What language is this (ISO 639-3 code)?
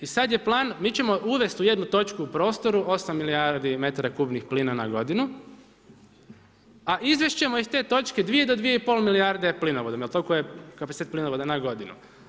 hrv